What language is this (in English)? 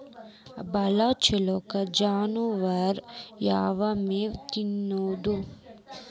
Kannada